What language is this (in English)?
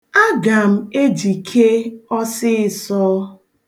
Igbo